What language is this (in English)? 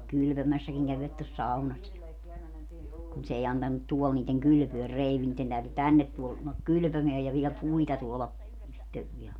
Finnish